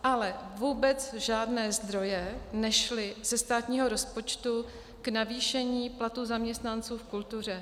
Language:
Czech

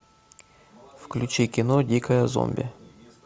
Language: Russian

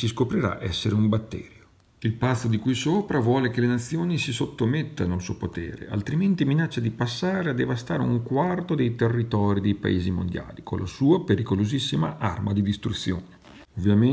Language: Italian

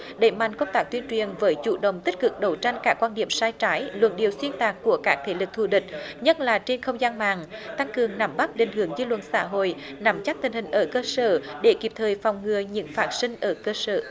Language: Vietnamese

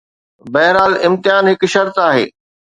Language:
Sindhi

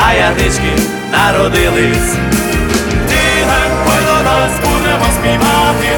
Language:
Ukrainian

